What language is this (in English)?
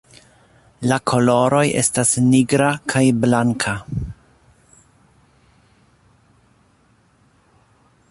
Esperanto